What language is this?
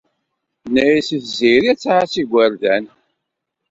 Kabyle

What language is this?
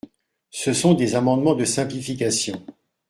French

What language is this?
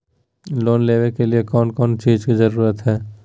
Magahi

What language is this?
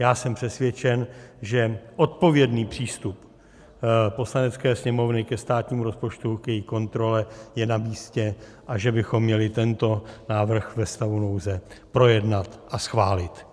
Czech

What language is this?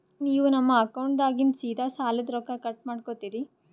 Kannada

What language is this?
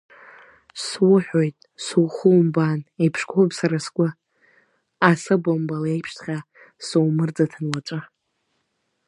Abkhazian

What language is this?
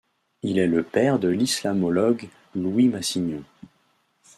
French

